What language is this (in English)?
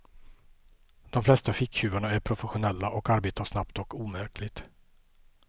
Swedish